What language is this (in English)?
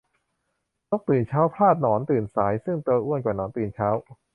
Thai